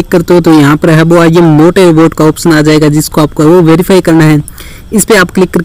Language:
Hindi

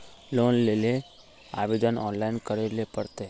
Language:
Magahi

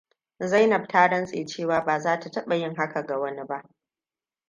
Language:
Hausa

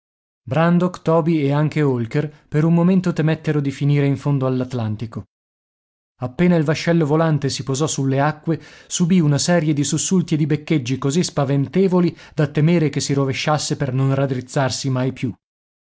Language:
Italian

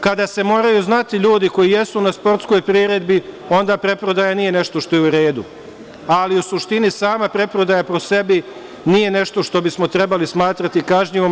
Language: Serbian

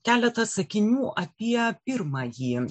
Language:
Lithuanian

